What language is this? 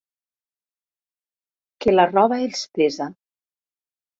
Catalan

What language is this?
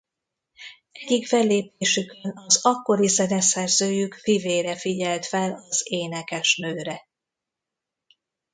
Hungarian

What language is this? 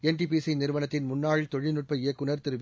Tamil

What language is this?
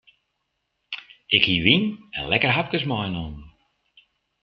Western Frisian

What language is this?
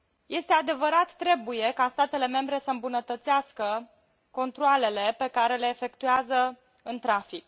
Romanian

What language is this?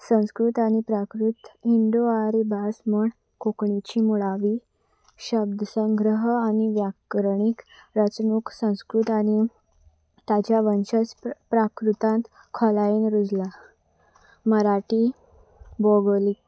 Konkani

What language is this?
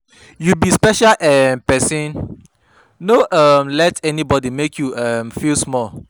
Nigerian Pidgin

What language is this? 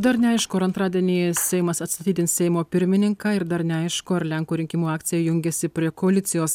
Lithuanian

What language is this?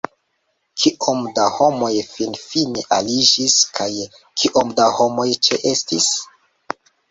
Esperanto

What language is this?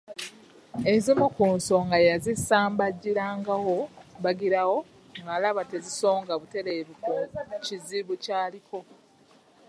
Ganda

